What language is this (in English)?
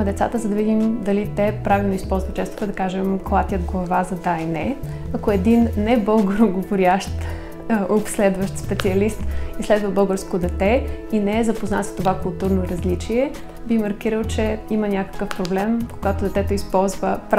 Bulgarian